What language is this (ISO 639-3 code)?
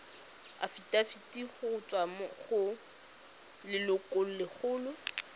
tsn